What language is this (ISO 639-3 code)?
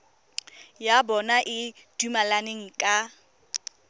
tsn